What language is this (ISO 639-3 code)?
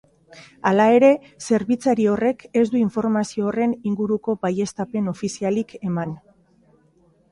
eus